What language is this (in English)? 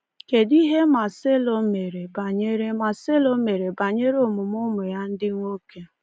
Igbo